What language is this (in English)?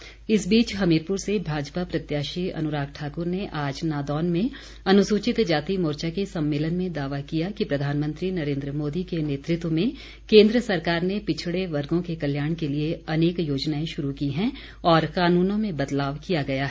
Hindi